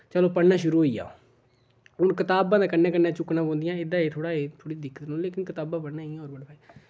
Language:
Dogri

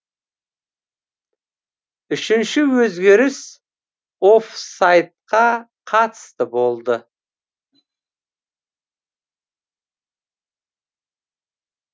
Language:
Kazakh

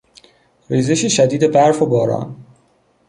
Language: Persian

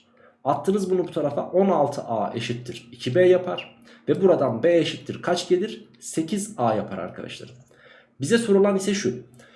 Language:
Turkish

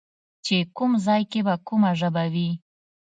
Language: Pashto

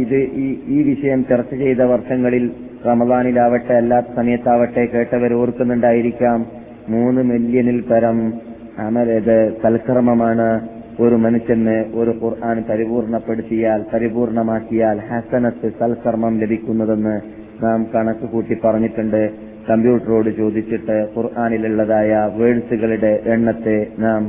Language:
Malayalam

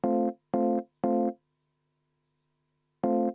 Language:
Estonian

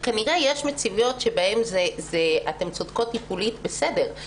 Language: Hebrew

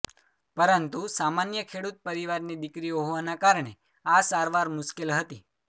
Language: Gujarati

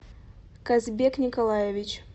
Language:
Russian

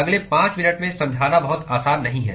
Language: Hindi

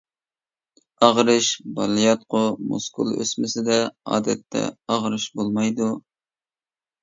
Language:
Uyghur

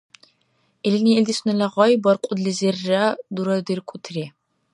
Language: Dargwa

